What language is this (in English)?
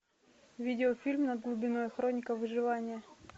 Russian